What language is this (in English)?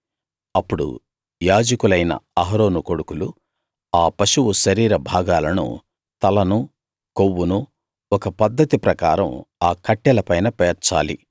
Telugu